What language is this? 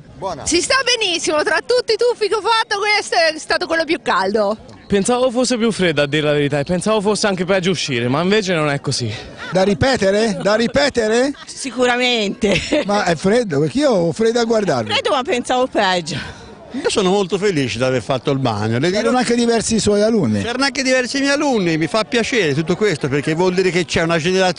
Italian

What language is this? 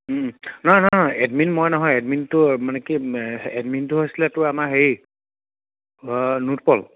Assamese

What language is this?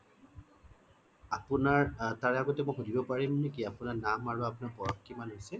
Assamese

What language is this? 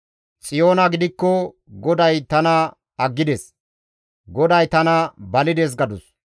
Gamo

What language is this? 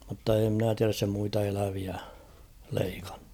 Finnish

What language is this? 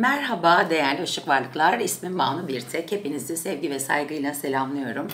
Turkish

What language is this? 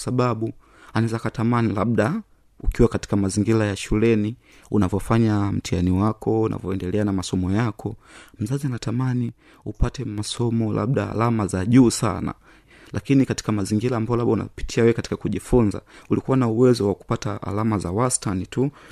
Swahili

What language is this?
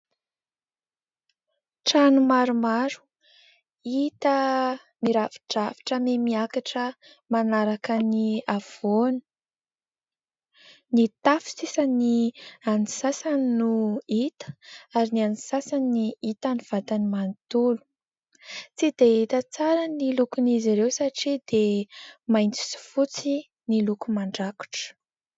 Malagasy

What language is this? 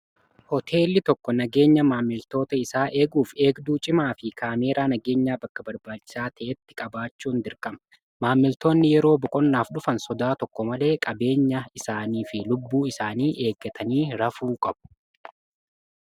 Oromo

